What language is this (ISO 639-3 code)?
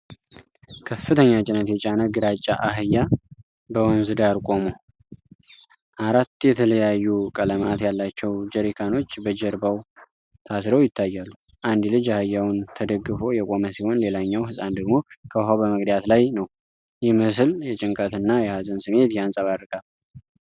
amh